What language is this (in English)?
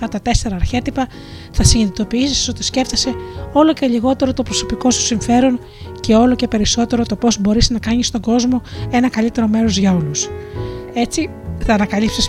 Greek